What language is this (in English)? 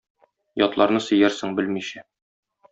Tatar